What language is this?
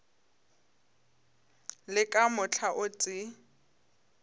Northern Sotho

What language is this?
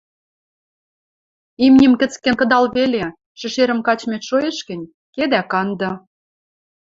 Western Mari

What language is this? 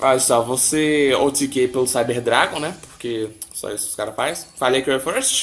Portuguese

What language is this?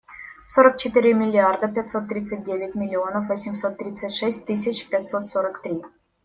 Russian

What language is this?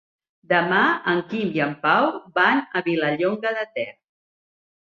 Catalan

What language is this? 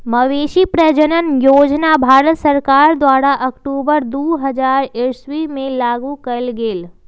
Magahi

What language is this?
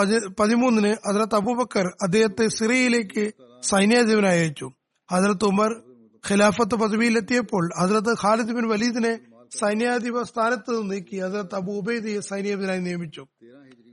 Malayalam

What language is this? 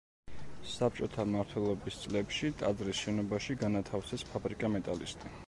Georgian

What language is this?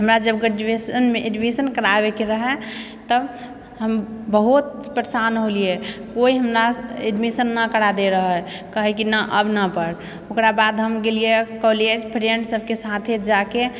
Maithili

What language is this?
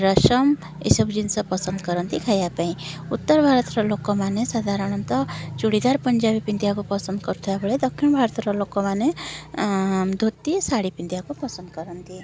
Odia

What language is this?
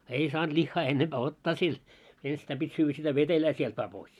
Finnish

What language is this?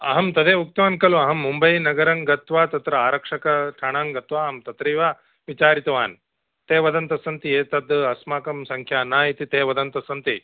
Sanskrit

